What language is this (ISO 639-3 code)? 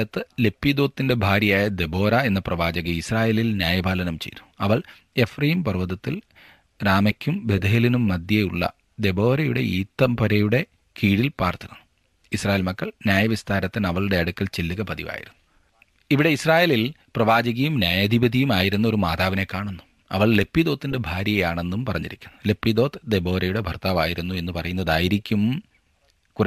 mal